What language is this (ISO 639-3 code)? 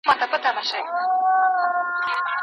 pus